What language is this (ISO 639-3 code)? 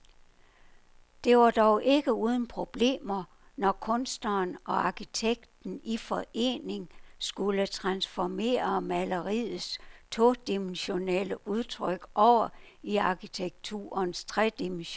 dan